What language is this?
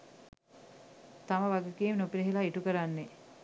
Sinhala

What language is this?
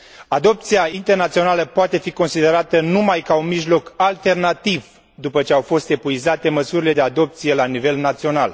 Romanian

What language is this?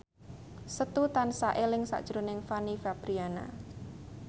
Javanese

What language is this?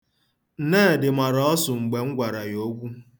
Igbo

